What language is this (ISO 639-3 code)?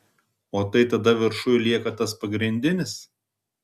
lit